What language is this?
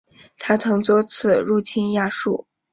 Chinese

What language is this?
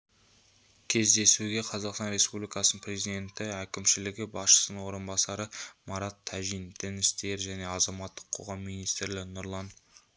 Kazakh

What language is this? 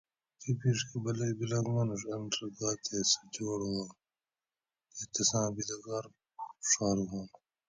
Gawri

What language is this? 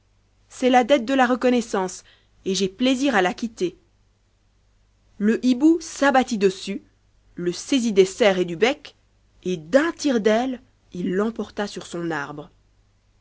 French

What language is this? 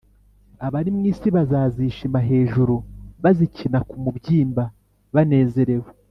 Kinyarwanda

